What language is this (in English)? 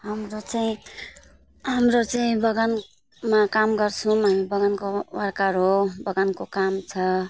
Nepali